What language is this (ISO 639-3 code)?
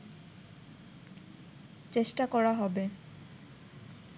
ben